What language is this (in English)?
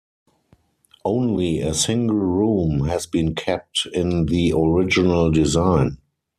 English